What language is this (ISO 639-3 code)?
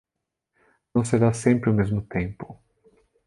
por